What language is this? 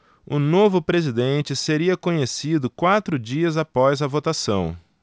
Portuguese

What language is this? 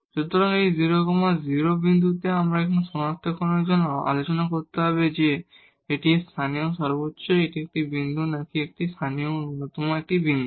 Bangla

